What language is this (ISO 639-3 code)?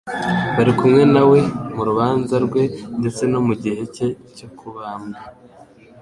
kin